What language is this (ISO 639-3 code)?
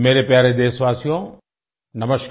hin